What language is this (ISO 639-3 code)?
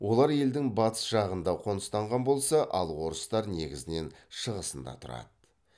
kaz